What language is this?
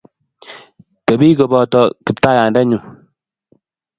Kalenjin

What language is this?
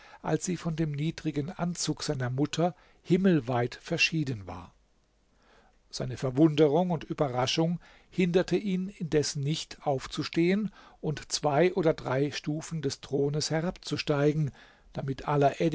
German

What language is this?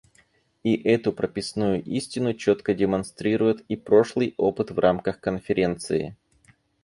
Russian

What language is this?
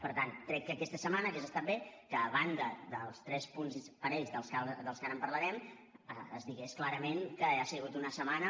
Catalan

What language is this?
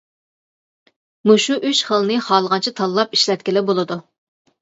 Uyghur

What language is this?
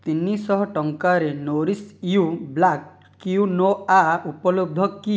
Odia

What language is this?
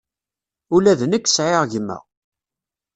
Kabyle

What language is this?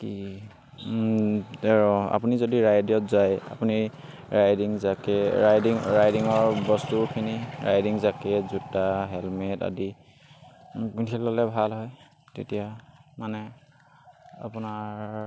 Assamese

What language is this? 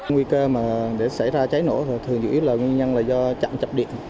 Vietnamese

